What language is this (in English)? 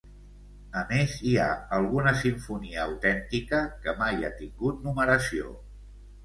Catalan